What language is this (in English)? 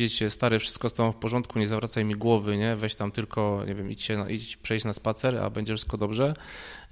Polish